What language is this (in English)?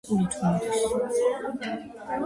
Georgian